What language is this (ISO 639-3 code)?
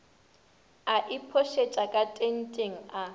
nso